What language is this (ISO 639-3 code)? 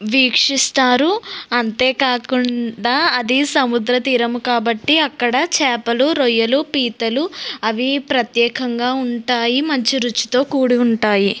tel